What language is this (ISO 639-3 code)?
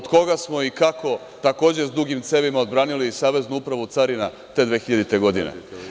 srp